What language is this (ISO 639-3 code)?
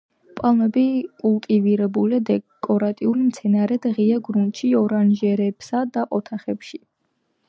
kat